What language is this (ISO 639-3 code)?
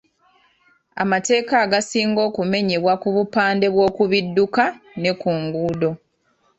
lug